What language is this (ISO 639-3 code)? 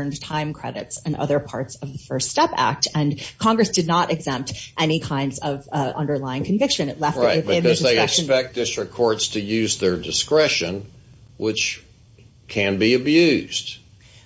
eng